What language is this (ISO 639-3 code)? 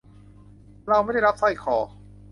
tha